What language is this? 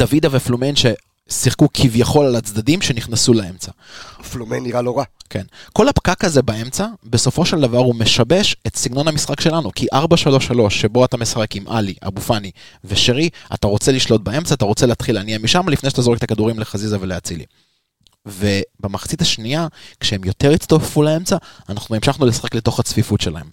Hebrew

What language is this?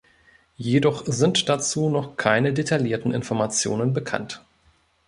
German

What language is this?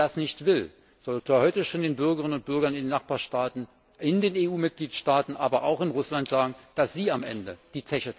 German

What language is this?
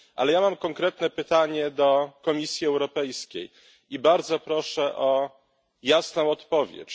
Polish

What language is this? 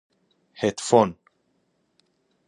Persian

